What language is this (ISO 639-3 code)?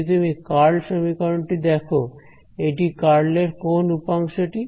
ben